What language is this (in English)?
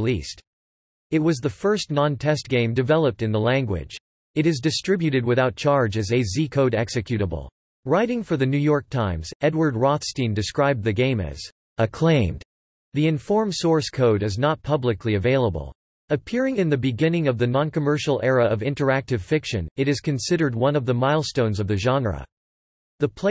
English